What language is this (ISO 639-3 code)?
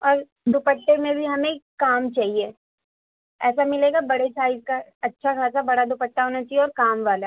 urd